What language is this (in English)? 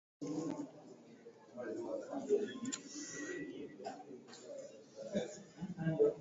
Swahili